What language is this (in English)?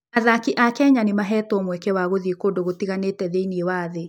Kikuyu